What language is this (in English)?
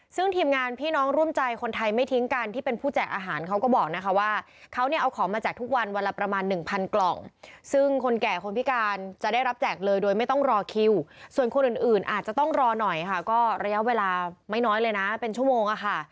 Thai